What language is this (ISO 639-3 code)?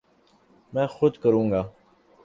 urd